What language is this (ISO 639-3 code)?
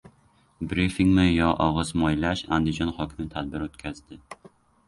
uzb